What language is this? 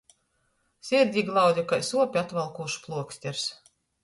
Latgalian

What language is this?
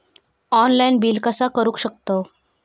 Marathi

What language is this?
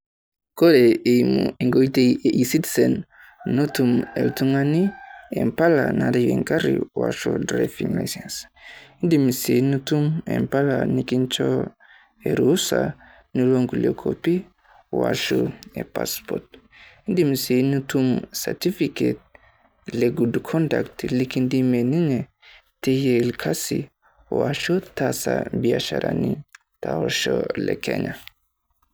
Masai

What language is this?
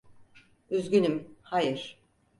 Turkish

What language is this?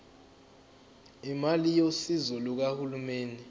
Zulu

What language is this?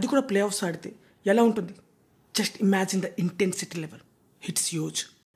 Telugu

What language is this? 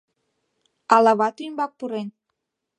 Mari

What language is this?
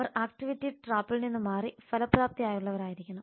Malayalam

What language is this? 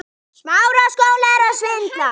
Icelandic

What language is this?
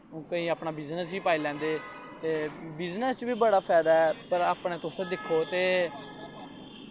Dogri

